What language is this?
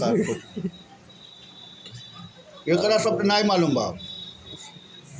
Bhojpuri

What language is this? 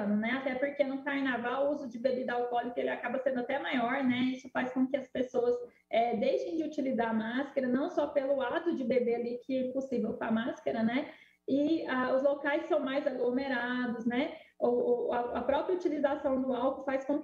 Portuguese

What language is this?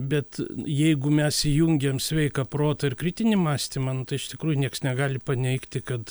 Lithuanian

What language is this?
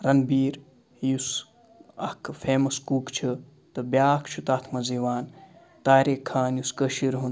Kashmiri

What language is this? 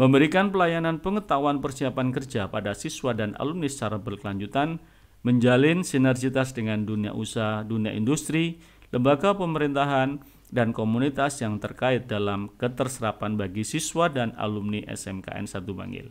Indonesian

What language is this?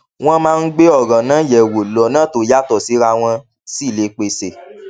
Yoruba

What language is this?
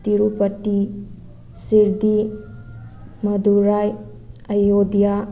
Manipuri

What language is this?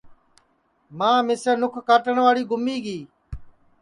Sansi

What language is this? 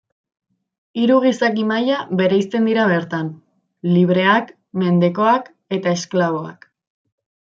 Basque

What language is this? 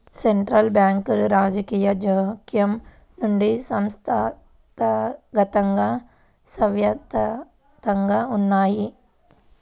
Telugu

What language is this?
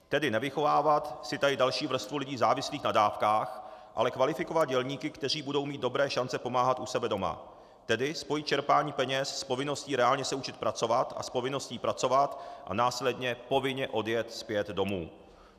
Czech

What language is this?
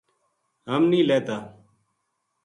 Gujari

